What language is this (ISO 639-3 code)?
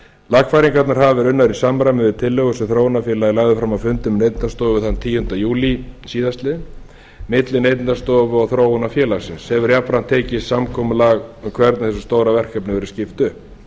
isl